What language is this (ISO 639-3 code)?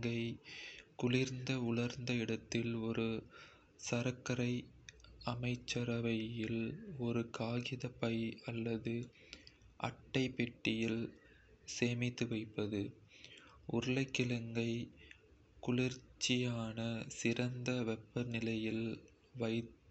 kfe